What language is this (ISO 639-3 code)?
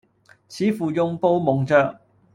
yue